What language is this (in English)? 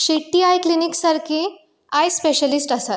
Konkani